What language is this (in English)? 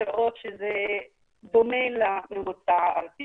Hebrew